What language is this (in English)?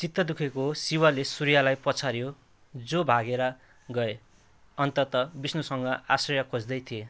Nepali